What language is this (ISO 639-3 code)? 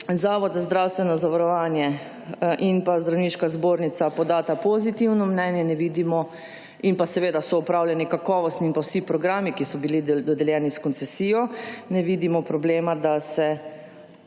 slv